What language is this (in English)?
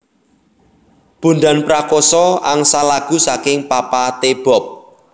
Javanese